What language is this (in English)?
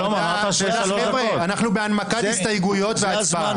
Hebrew